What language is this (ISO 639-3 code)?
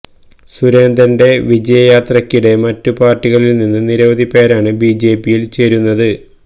mal